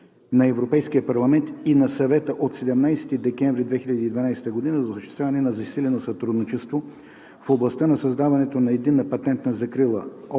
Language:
Bulgarian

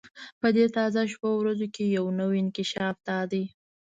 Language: Pashto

